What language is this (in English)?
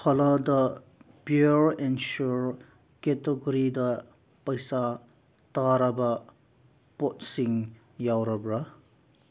Manipuri